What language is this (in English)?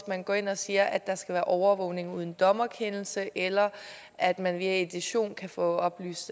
Danish